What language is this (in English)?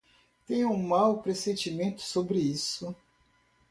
Portuguese